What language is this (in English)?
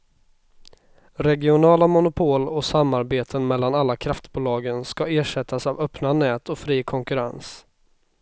Swedish